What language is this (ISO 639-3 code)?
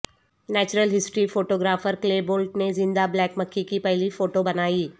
urd